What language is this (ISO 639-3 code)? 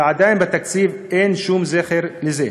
heb